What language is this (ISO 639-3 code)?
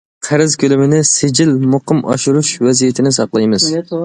uig